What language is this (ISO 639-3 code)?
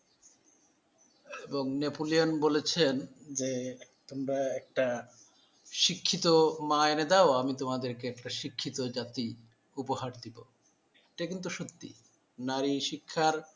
ben